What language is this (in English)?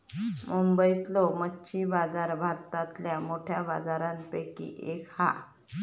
Marathi